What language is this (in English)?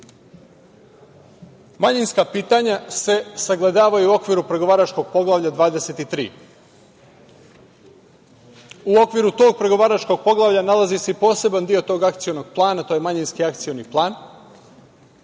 Serbian